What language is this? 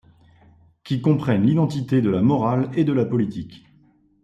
French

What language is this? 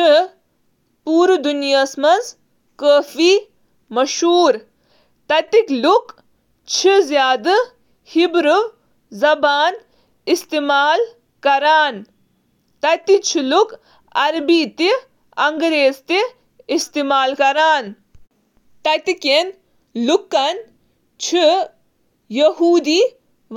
Kashmiri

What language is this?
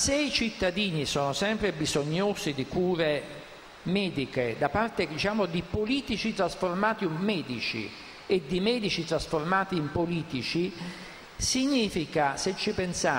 Italian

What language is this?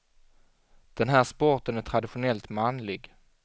Swedish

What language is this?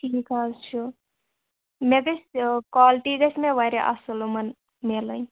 Kashmiri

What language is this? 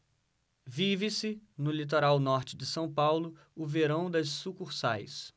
Portuguese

